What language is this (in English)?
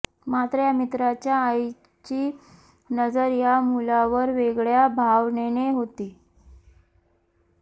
Marathi